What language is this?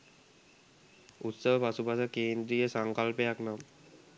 Sinhala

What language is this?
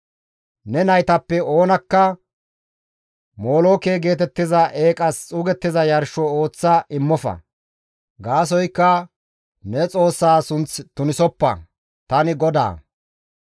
Gamo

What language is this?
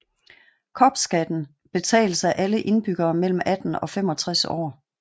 Danish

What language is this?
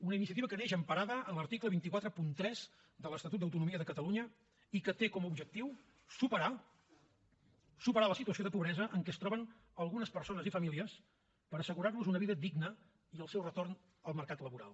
Catalan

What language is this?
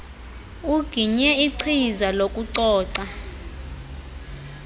Xhosa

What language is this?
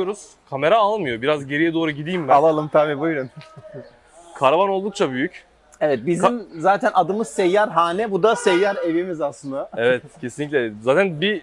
Turkish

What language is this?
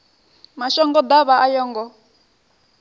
Venda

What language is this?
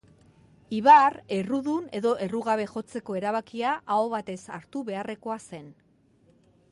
Basque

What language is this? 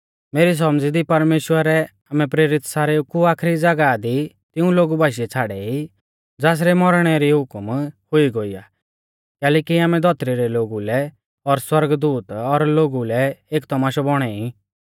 Mahasu Pahari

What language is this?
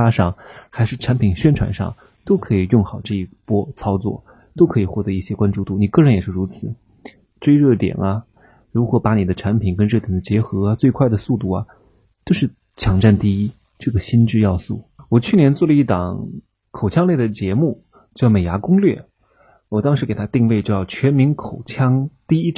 Chinese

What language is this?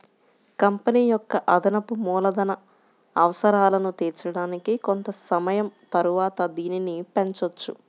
Telugu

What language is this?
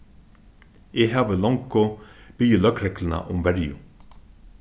Faroese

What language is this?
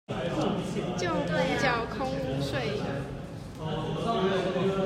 Chinese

